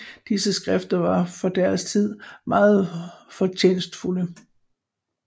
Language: Danish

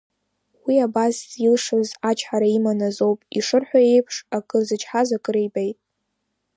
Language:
Abkhazian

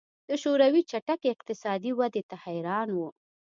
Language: Pashto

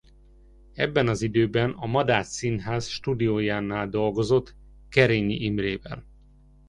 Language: Hungarian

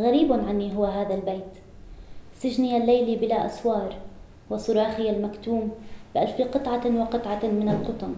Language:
Arabic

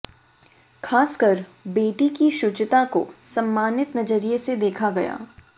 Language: Hindi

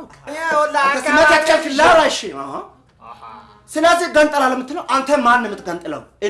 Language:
Amharic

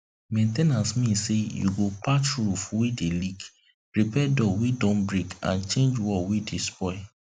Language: Nigerian Pidgin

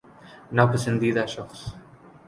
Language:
Urdu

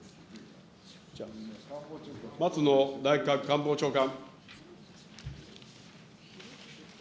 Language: Japanese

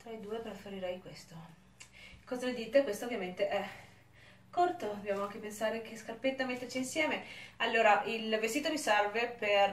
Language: Italian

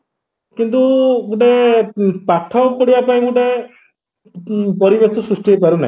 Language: Odia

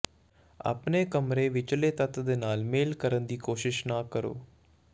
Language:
Punjabi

